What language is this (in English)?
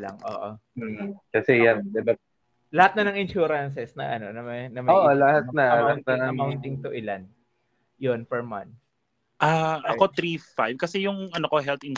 Filipino